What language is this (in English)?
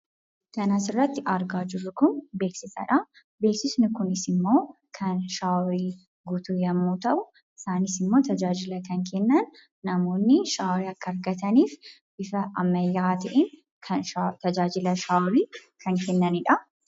Oromo